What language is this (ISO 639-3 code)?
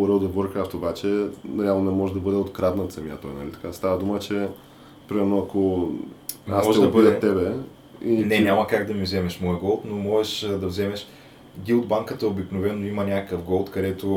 bul